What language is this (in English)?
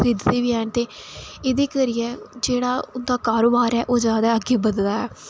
Dogri